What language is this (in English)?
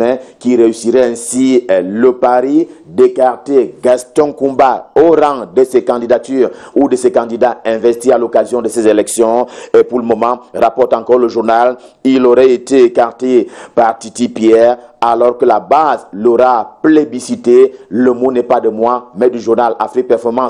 French